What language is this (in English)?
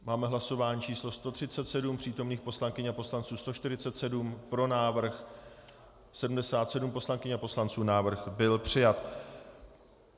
Czech